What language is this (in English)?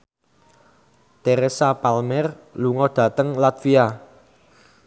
Javanese